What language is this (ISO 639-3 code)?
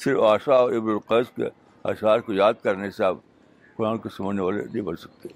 urd